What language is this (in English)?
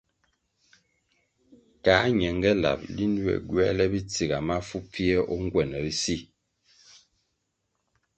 Kwasio